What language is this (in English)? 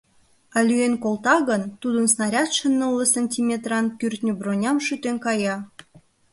Mari